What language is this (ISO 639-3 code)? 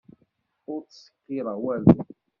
kab